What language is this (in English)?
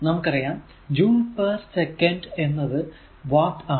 Malayalam